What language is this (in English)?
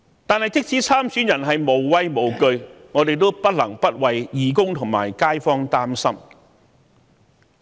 Cantonese